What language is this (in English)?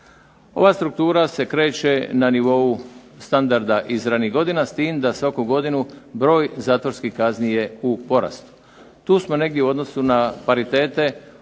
Croatian